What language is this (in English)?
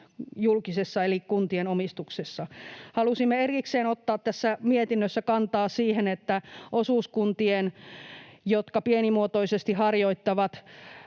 Finnish